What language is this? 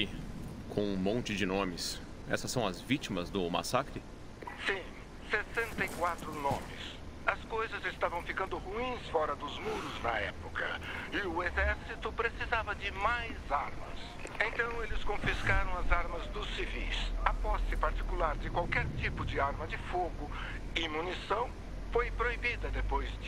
Portuguese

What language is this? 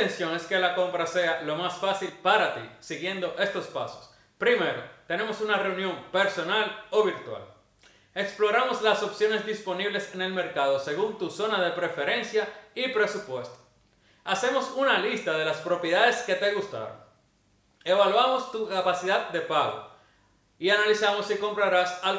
Spanish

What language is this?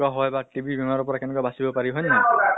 Assamese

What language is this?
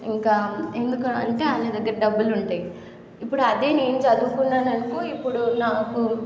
Telugu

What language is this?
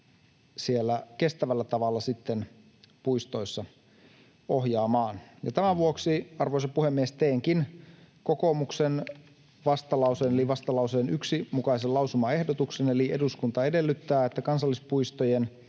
Finnish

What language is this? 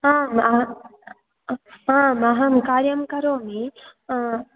Sanskrit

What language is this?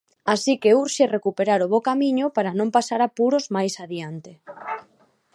Galician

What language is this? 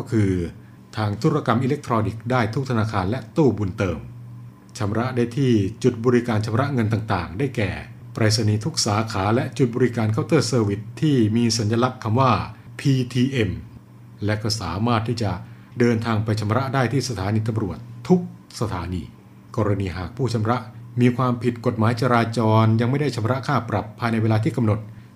Thai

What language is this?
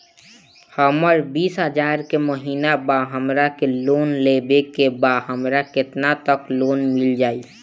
Bhojpuri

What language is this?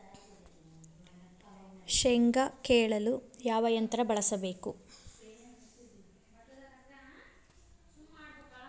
Kannada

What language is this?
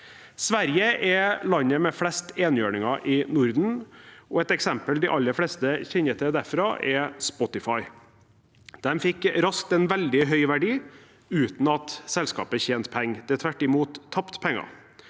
Norwegian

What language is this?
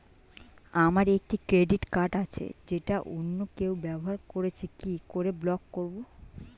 Bangla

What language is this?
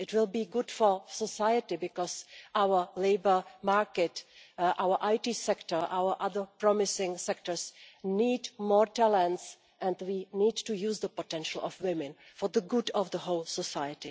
English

